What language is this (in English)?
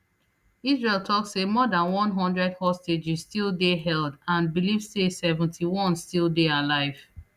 Nigerian Pidgin